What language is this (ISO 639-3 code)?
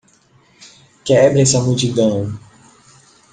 por